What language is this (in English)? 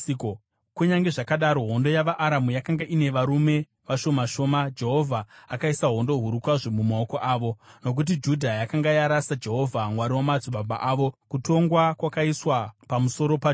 Shona